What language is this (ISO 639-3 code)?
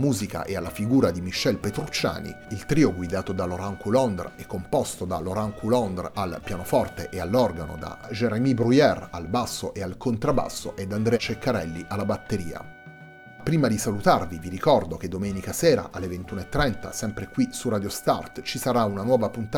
ita